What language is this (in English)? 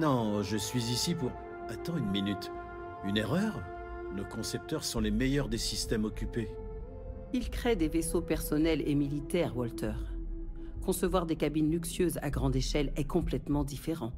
French